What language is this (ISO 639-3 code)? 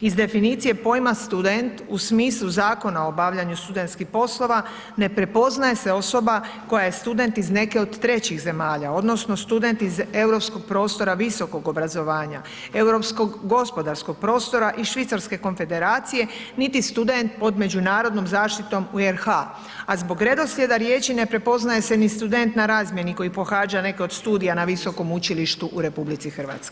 hrv